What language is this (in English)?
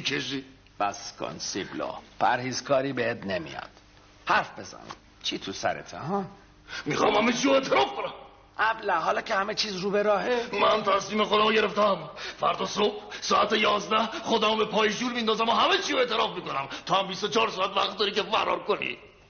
Persian